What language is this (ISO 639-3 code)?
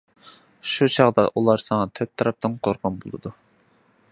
uig